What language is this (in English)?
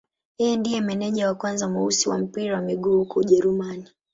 Swahili